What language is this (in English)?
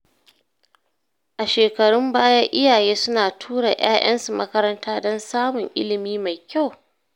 Hausa